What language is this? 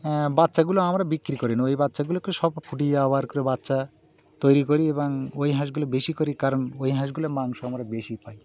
Bangla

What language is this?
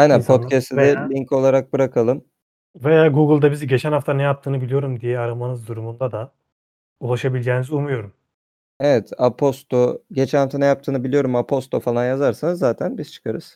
Turkish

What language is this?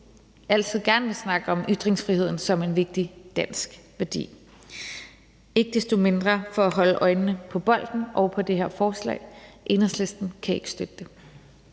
Danish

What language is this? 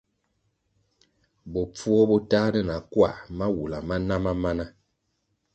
Kwasio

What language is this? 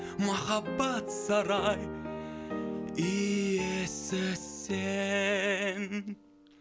Kazakh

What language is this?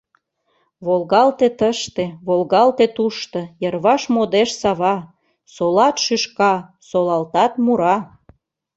Mari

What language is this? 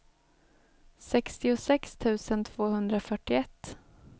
Swedish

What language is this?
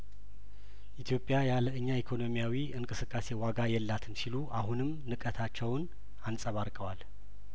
Amharic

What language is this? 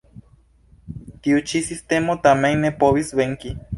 Esperanto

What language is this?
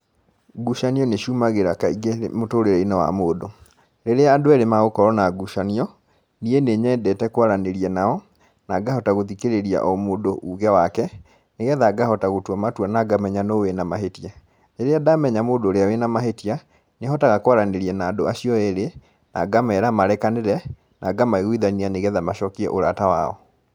Kikuyu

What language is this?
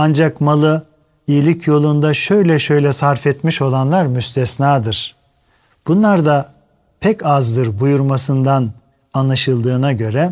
Turkish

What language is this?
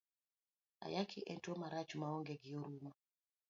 Luo (Kenya and Tanzania)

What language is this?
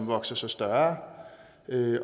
Danish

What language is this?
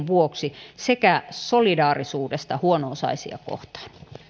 Finnish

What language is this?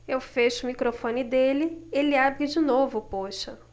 Portuguese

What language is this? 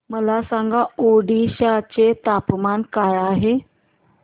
Marathi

